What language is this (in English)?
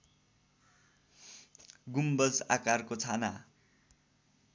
Nepali